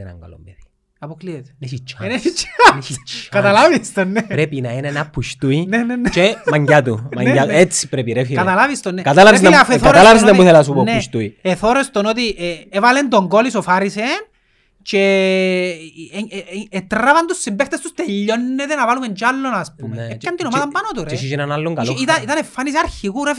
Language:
Greek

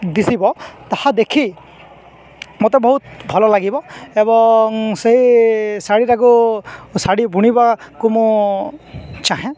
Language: Odia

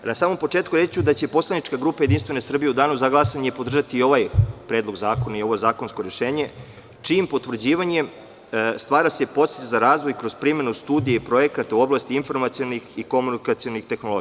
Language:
Serbian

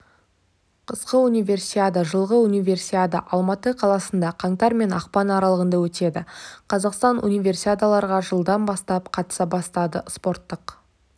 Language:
Kazakh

